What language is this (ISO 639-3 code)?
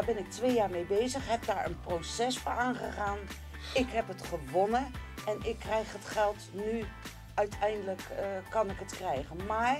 nld